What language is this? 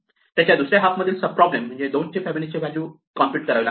Marathi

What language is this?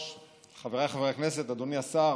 Hebrew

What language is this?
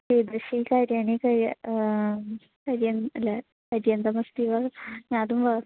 Sanskrit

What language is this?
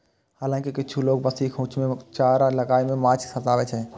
Maithili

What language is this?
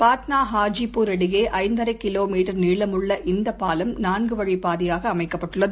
Tamil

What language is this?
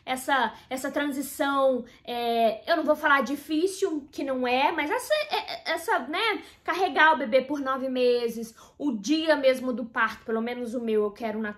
Portuguese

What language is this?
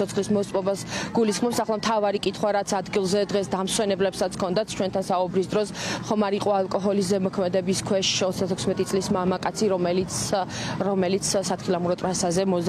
Romanian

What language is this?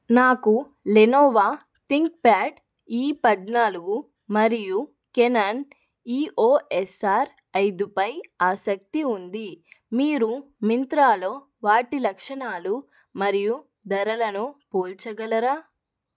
Telugu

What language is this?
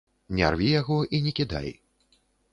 Belarusian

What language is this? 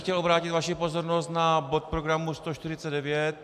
Czech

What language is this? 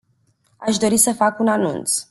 Romanian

